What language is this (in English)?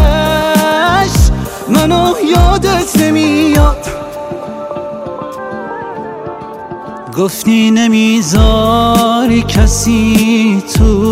Persian